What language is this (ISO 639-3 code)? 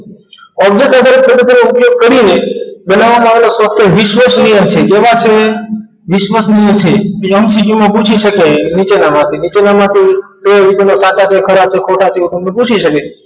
guj